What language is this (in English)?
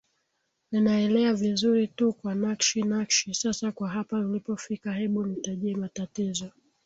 Swahili